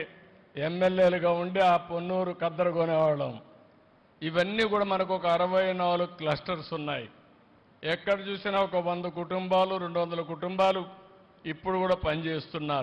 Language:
Telugu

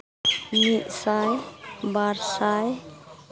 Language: Santali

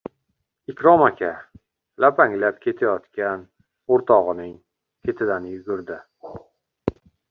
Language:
Uzbek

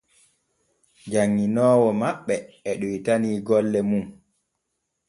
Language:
Borgu Fulfulde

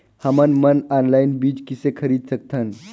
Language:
Chhattisgarhi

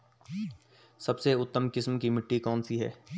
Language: Hindi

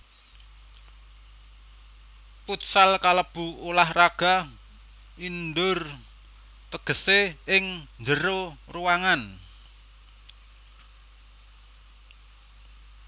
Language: Javanese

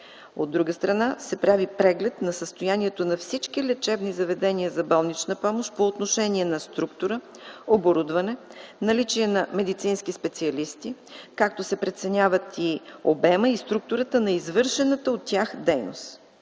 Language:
Bulgarian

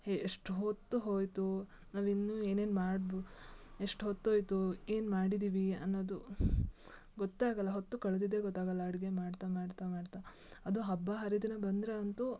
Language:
Kannada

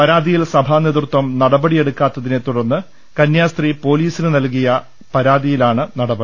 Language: Malayalam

